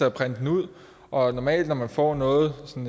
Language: Danish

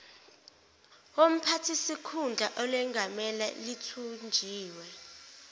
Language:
Zulu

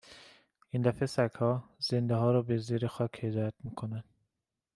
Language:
Persian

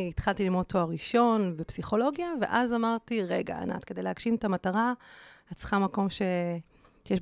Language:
Hebrew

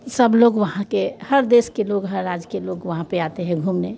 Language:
Hindi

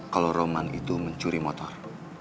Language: Indonesian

